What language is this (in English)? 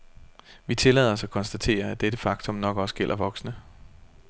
Danish